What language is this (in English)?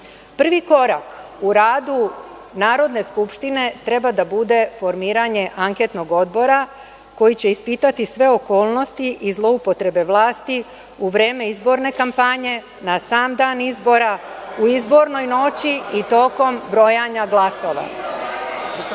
Serbian